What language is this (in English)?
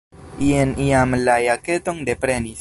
Esperanto